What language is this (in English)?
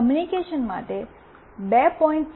Gujarati